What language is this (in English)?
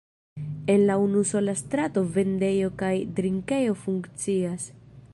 Esperanto